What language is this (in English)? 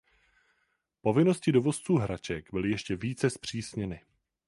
Czech